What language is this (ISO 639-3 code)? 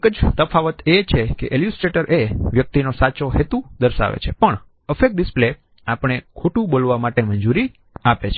guj